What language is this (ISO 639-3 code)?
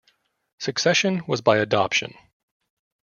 eng